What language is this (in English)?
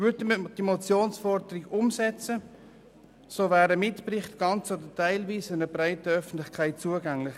Swiss German